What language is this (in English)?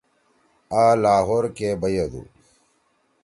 Torwali